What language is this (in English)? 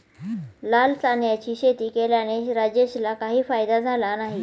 Marathi